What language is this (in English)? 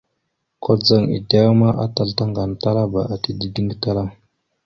Mada (Cameroon)